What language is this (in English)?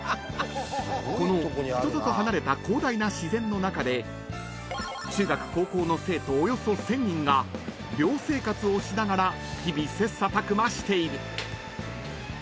Japanese